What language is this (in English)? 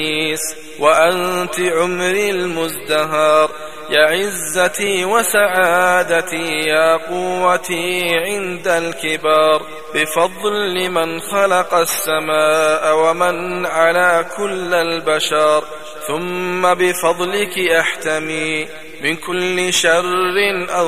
Arabic